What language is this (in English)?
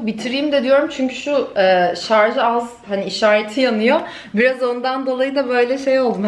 Turkish